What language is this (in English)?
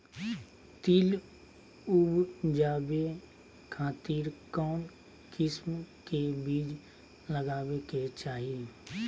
Magahi